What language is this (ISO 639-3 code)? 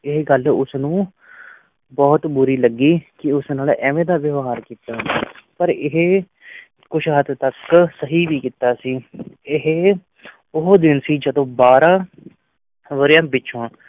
pan